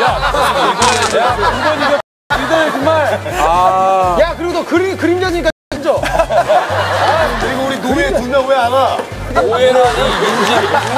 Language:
Korean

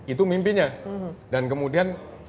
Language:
Indonesian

